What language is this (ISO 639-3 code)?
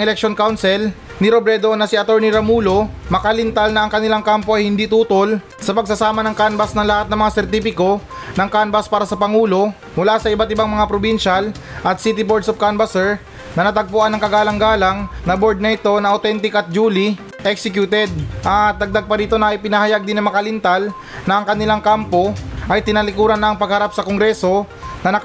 fil